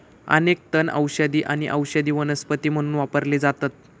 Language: Marathi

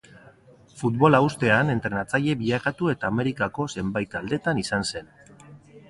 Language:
Basque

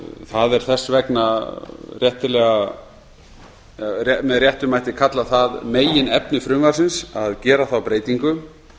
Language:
Icelandic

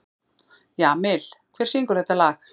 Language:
Icelandic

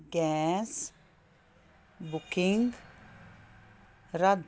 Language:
Punjabi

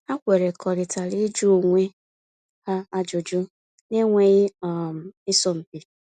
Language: Igbo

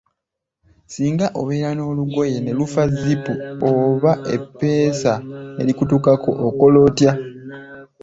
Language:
Ganda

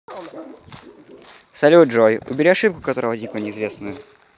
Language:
Russian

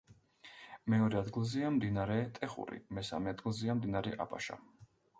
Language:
Georgian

